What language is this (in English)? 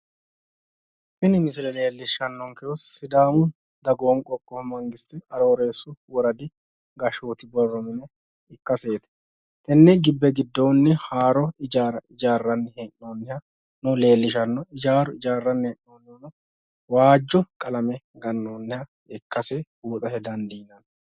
Sidamo